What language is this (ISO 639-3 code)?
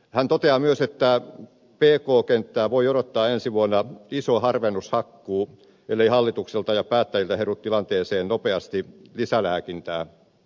fin